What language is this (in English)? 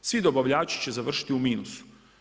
Croatian